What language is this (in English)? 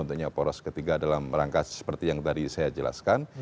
Indonesian